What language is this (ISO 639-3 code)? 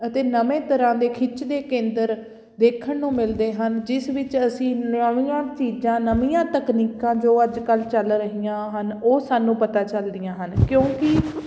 pan